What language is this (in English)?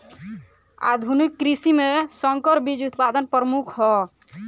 Bhojpuri